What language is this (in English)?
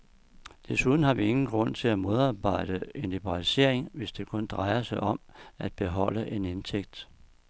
Danish